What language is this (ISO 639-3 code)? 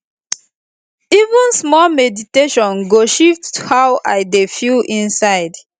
pcm